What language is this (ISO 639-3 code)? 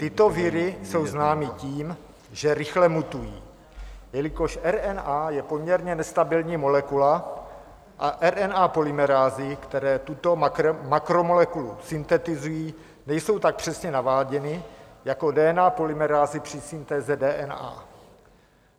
ces